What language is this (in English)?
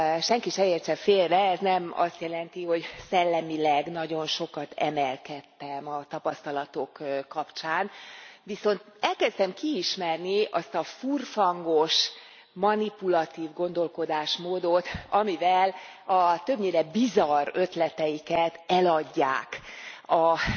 Hungarian